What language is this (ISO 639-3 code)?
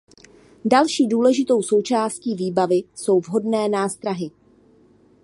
ces